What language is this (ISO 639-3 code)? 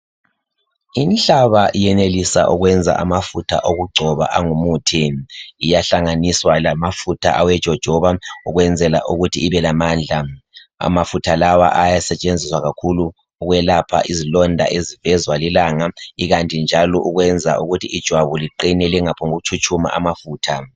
nde